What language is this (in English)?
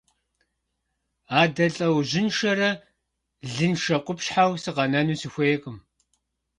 Kabardian